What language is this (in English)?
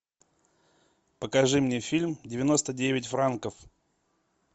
Russian